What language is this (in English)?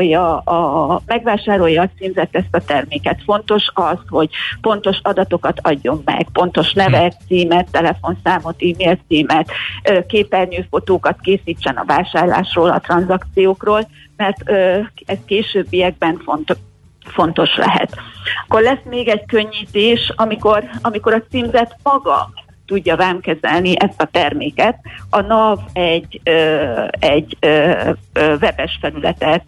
Hungarian